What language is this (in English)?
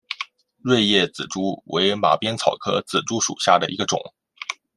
Chinese